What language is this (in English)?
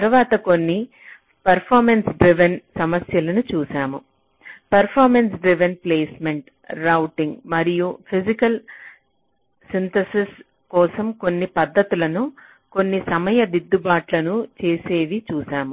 Telugu